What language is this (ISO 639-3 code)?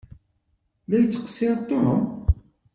kab